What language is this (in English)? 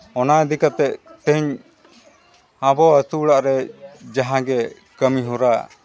Santali